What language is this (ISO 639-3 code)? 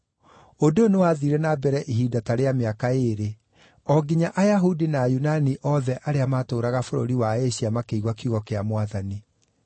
kik